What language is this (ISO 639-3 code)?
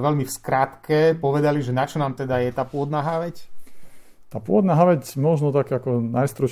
slk